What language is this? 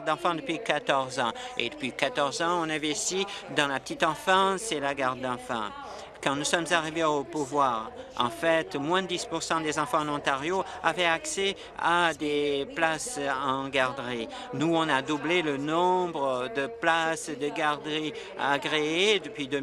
French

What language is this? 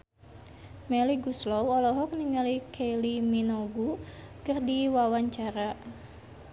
Sundanese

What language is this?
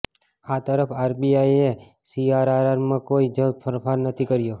Gujarati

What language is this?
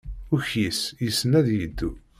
Kabyle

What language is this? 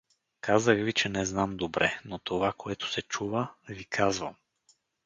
Bulgarian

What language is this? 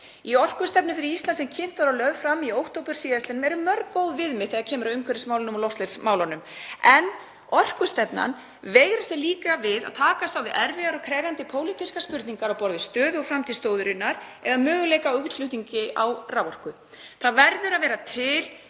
Icelandic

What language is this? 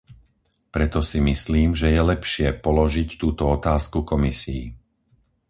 Slovak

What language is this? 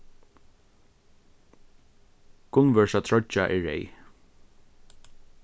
Faroese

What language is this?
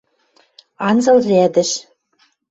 Western Mari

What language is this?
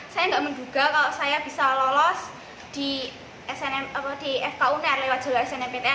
Indonesian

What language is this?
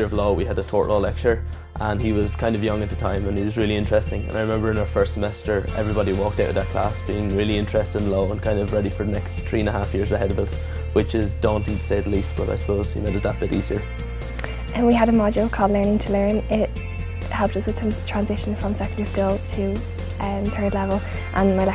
English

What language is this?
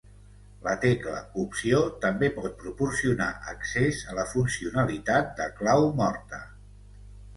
Catalan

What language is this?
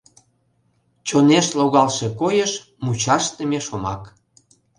Mari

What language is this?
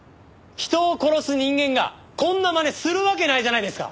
Japanese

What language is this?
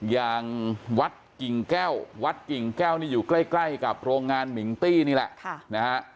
Thai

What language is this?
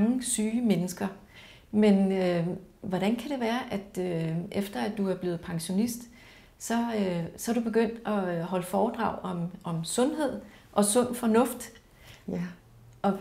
Danish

